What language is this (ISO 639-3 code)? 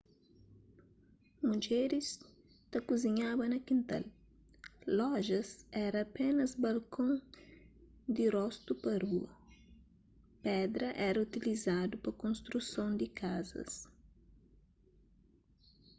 kea